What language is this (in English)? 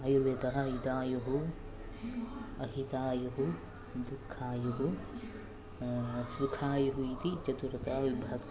Sanskrit